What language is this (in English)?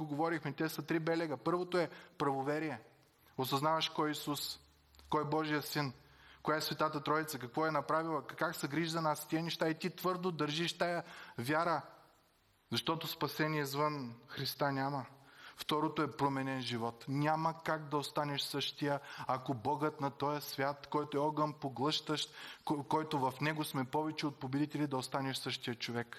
Bulgarian